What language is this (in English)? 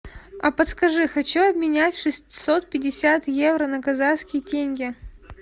Russian